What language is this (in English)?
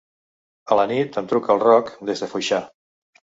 Catalan